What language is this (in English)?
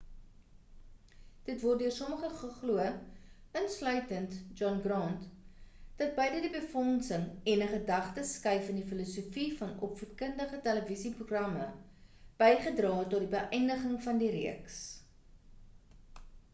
Afrikaans